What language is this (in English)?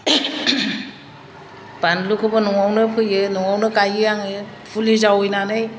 Bodo